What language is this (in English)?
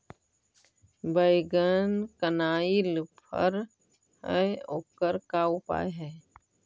Magahi